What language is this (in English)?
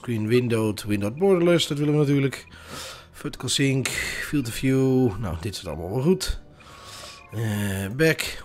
Dutch